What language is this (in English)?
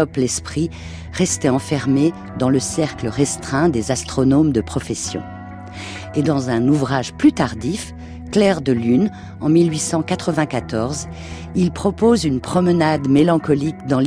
French